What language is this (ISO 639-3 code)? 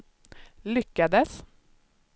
swe